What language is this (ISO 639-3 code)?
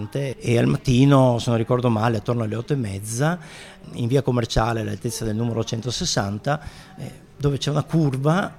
ita